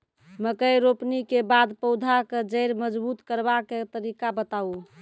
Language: Maithili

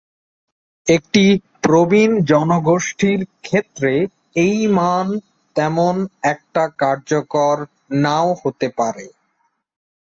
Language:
Bangla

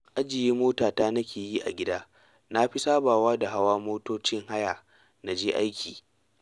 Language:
Hausa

